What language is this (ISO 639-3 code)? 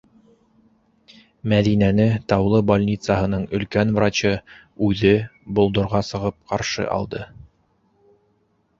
bak